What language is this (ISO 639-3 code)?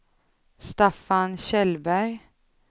swe